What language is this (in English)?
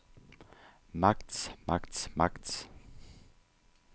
Danish